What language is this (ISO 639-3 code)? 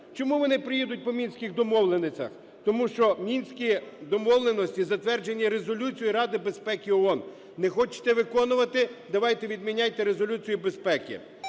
ukr